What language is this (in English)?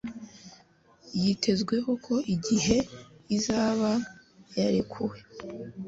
Kinyarwanda